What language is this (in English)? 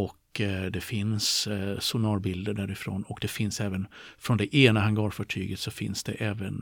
Swedish